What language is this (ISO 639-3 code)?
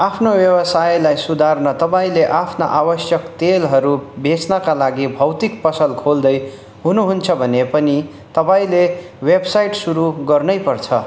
nep